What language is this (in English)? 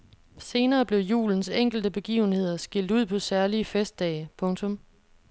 Danish